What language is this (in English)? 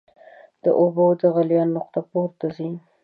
Pashto